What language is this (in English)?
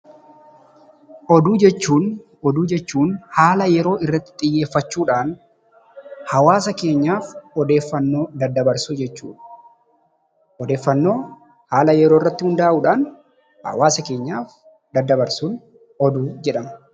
Oromo